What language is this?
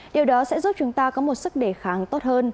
Vietnamese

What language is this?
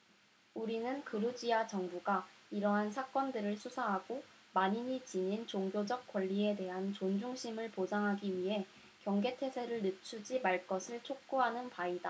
Korean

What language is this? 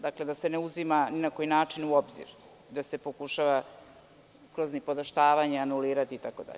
Serbian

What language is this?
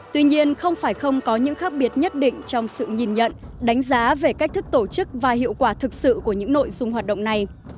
Vietnamese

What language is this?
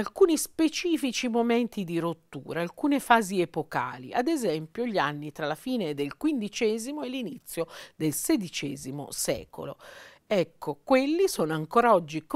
Italian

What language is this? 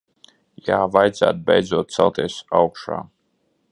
Latvian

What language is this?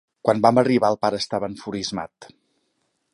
Catalan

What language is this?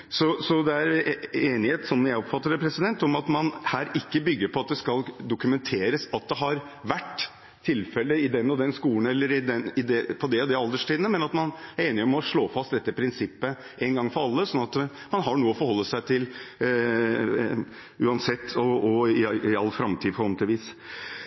Norwegian Bokmål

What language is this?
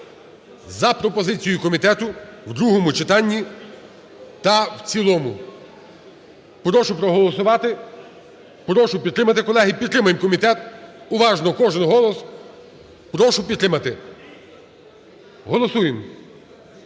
Ukrainian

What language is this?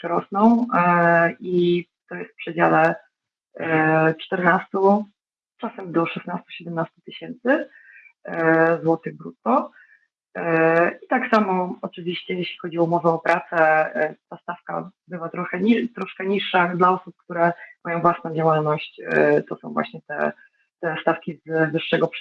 Polish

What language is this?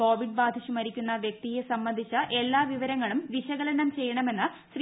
Malayalam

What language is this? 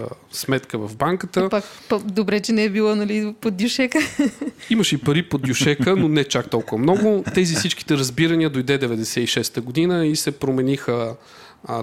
Bulgarian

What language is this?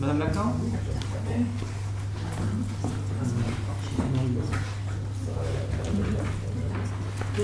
French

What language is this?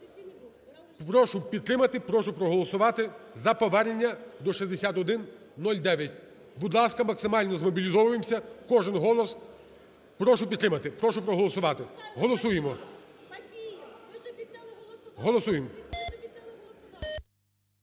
Ukrainian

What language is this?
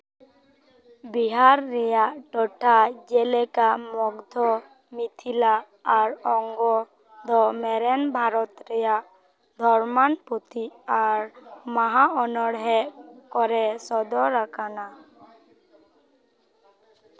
Santali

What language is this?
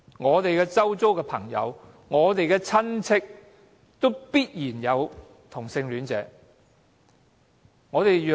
Cantonese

